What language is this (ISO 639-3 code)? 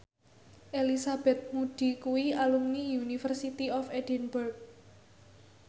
jav